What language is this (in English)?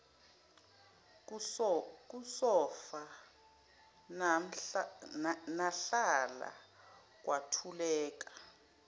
Zulu